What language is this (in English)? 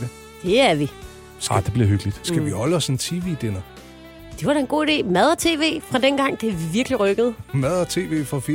Danish